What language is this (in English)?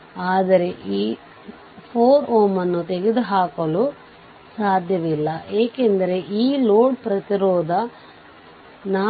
Kannada